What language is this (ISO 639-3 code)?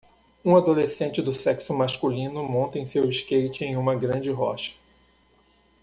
por